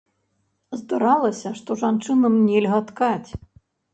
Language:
Belarusian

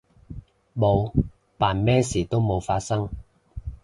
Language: Cantonese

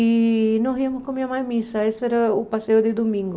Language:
Portuguese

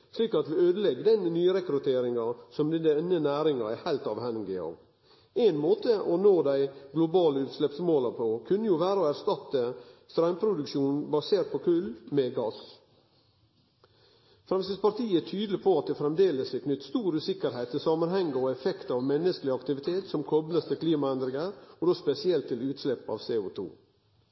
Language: Norwegian Nynorsk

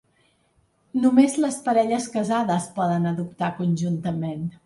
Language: Catalan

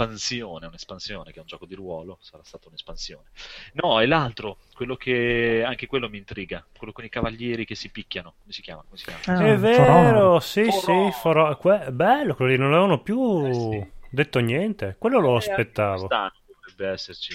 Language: Italian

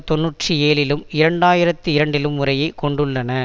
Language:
Tamil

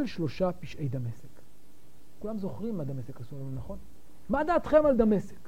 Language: Hebrew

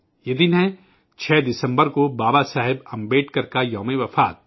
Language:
Urdu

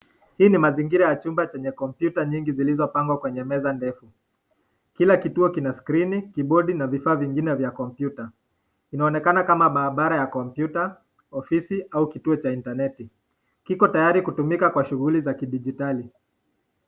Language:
Swahili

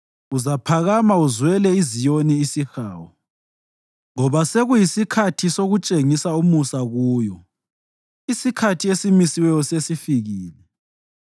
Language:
North Ndebele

